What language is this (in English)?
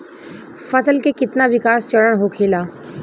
Bhojpuri